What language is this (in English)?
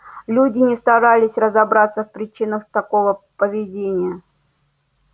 Russian